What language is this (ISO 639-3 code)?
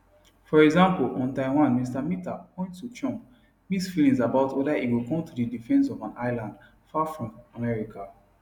pcm